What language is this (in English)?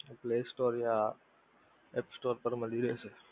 Gujarati